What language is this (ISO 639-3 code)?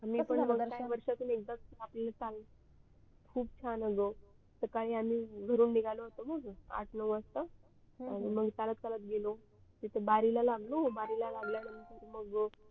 mar